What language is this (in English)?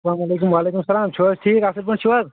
Kashmiri